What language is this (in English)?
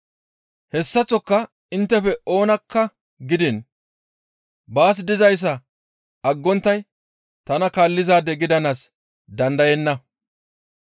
Gamo